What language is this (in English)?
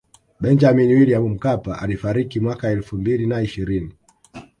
Swahili